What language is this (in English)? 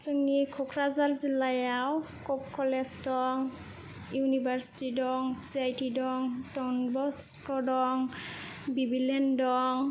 Bodo